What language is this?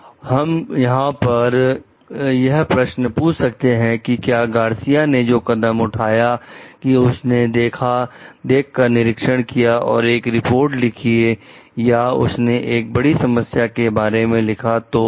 Hindi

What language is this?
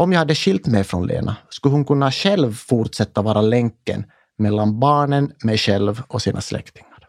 Swedish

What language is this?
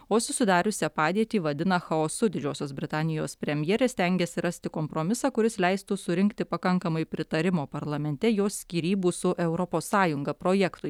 Lithuanian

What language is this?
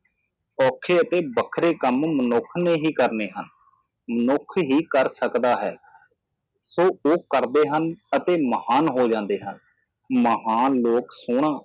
Punjabi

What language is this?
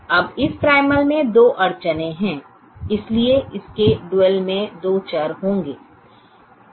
Hindi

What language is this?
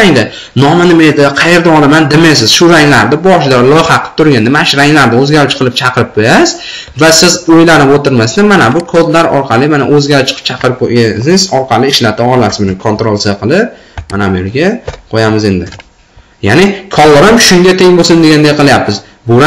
Turkish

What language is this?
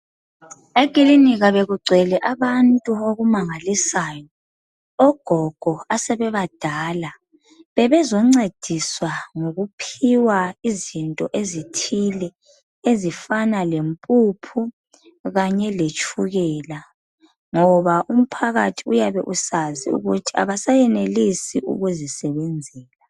North Ndebele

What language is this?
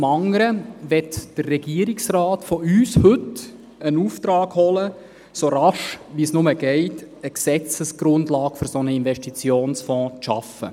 Swiss German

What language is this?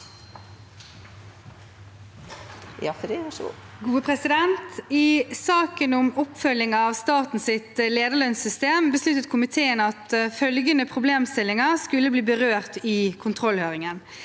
Norwegian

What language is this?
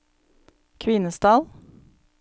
Norwegian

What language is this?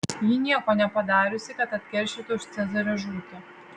Lithuanian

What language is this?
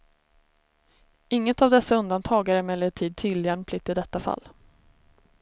Swedish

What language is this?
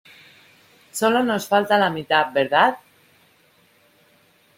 Spanish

